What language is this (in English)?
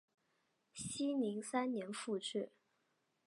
Chinese